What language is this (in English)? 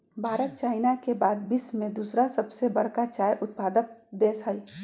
Magahi